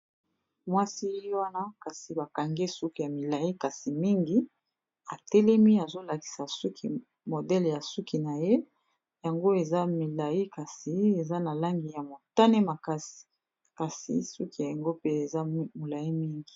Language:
Lingala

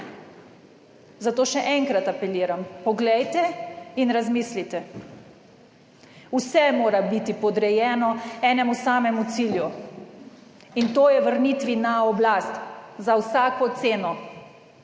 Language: Slovenian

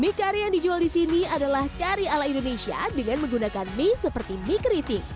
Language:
Indonesian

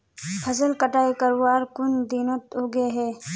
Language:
Magahi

